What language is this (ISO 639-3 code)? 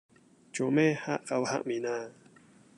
yue